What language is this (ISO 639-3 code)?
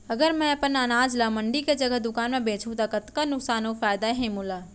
hne